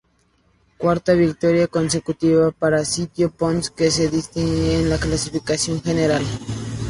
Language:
Spanish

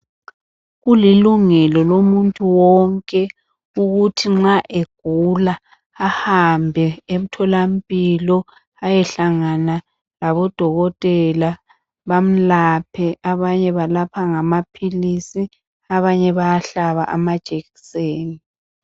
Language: North Ndebele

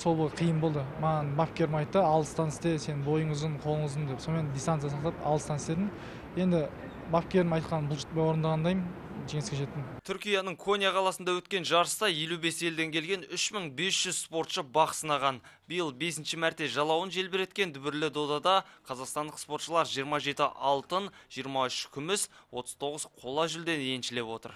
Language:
Turkish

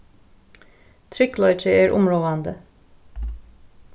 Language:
Faroese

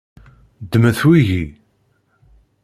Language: Kabyle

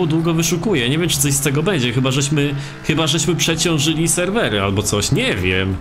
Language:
Polish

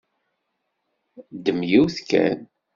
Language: Kabyle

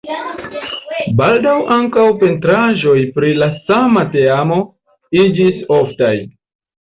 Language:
Esperanto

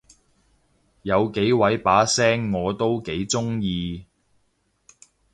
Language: Cantonese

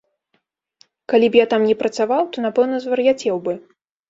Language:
Belarusian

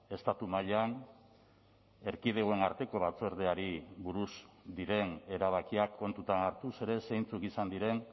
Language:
Basque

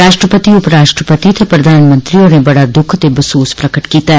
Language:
Dogri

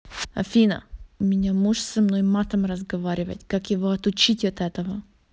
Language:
Russian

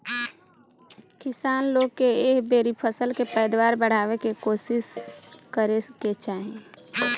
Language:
Bhojpuri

